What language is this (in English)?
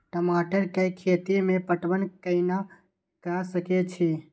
Maithili